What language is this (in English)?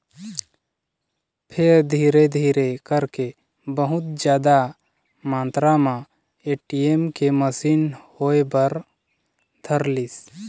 Chhattisgarhi